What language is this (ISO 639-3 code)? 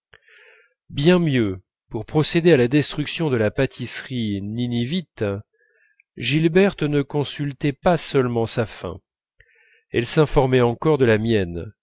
fra